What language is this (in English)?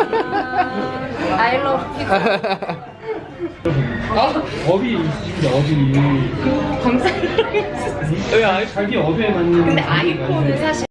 Korean